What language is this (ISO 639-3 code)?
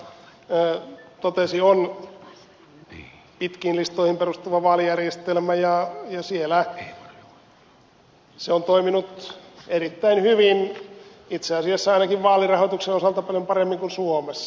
fin